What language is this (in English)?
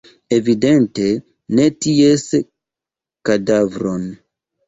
Esperanto